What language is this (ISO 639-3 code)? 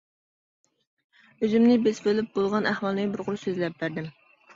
uig